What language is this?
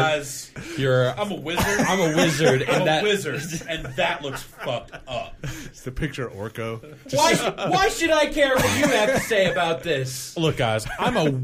Finnish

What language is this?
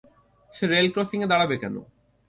Bangla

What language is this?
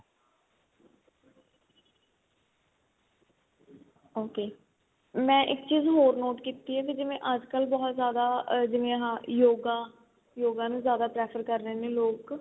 Punjabi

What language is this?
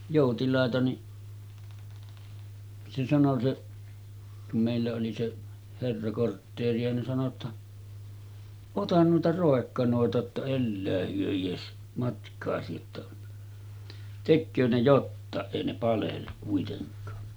Finnish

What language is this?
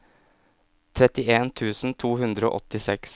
Norwegian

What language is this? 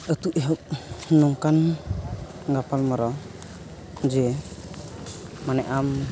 Santali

